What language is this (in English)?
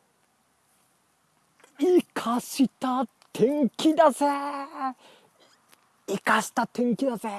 Japanese